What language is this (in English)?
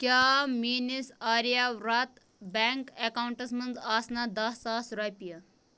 Kashmiri